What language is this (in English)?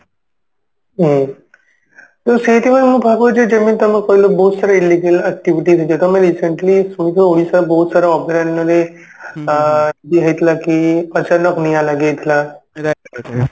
Odia